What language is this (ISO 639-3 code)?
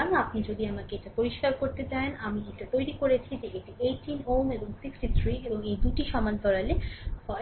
ben